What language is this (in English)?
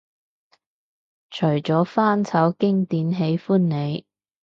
Cantonese